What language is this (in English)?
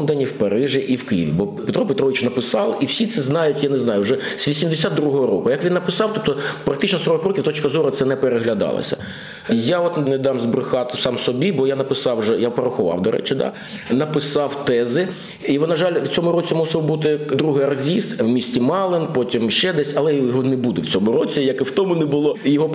Ukrainian